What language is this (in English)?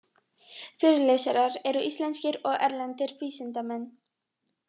Icelandic